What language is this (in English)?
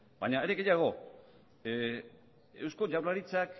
Basque